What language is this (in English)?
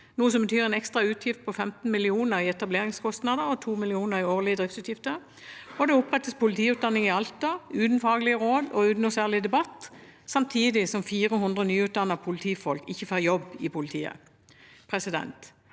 Norwegian